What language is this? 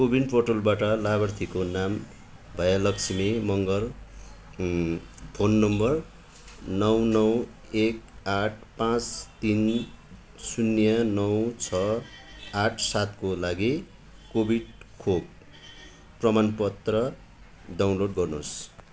Nepali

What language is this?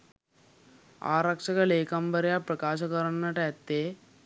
Sinhala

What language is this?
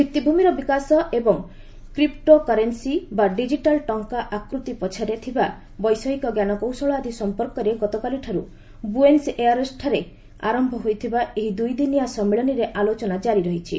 Odia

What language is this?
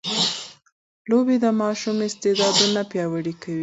Pashto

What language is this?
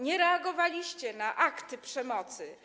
Polish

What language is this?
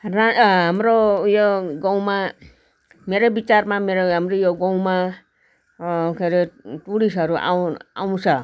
Nepali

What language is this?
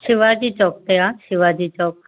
Sindhi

